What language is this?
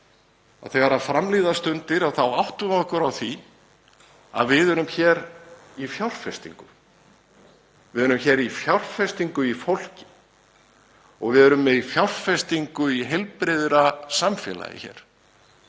Icelandic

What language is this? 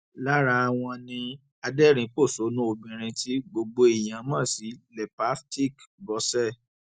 Yoruba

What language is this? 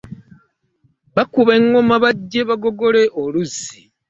Ganda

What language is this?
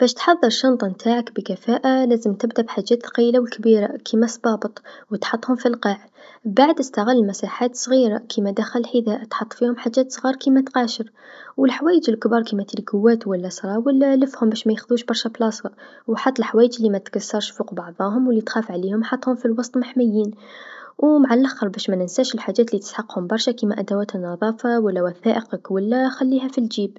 Tunisian Arabic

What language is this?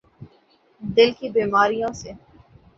Urdu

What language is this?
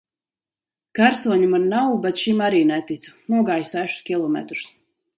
Latvian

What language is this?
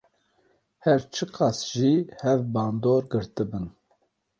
Kurdish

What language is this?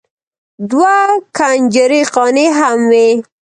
Pashto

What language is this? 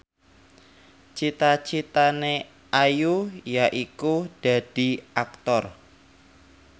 Javanese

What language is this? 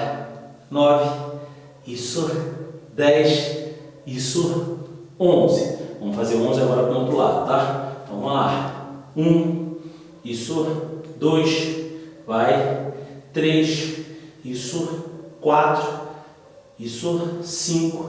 Portuguese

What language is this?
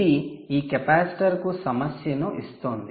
Telugu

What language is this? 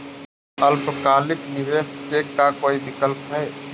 Magahi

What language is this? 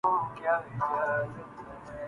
Urdu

